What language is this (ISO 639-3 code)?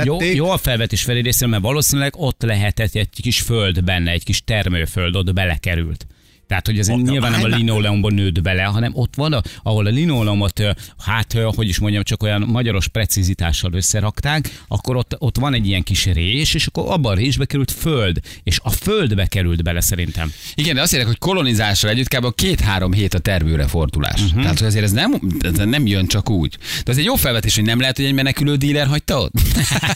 hun